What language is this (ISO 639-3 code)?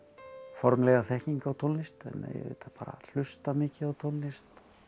isl